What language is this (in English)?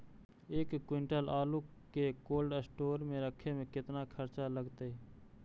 Magahi